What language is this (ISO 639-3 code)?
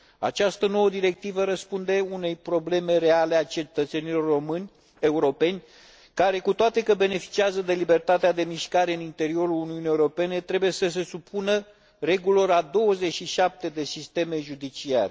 ron